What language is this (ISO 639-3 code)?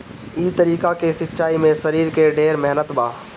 bho